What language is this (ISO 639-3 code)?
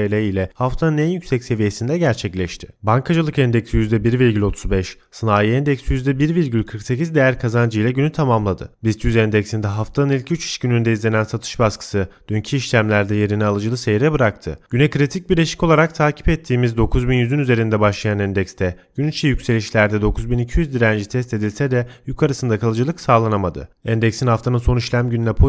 tur